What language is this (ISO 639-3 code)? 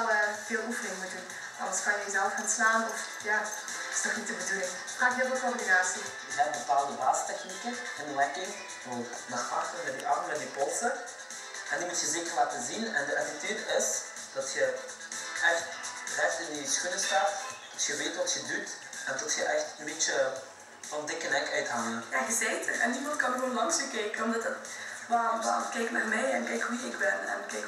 nld